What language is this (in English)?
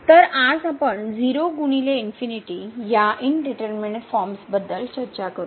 Marathi